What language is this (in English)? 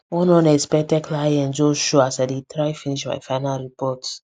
Nigerian Pidgin